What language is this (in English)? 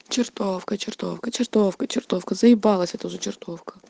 Russian